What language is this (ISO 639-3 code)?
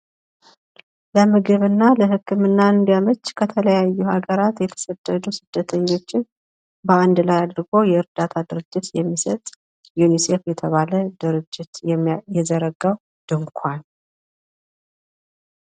amh